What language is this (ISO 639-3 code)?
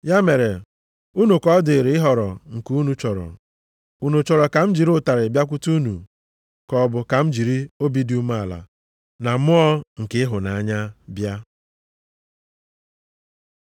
ibo